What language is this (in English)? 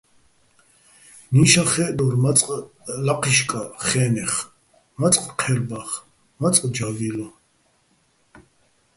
Bats